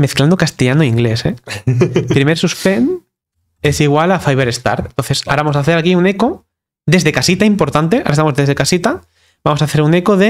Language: Spanish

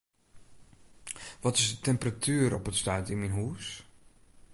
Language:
Western Frisian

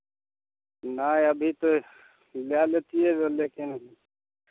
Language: Maithili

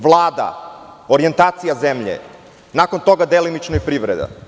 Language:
Serbian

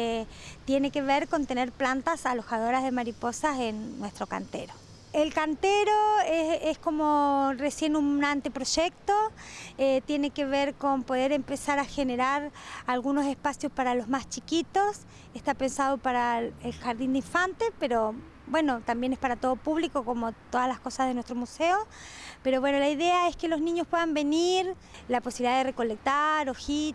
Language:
Spanish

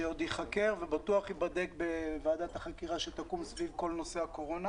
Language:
Hebrew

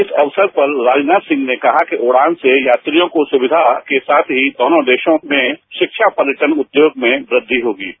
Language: Hindi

